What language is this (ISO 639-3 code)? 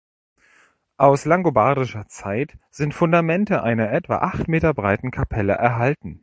deu